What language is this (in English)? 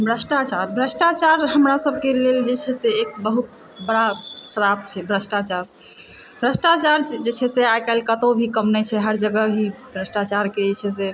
Maithili